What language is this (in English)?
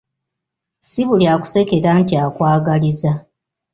Ganda